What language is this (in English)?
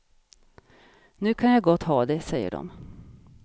Swedish